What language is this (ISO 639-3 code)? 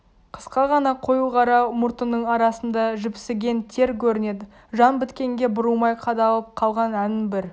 kaz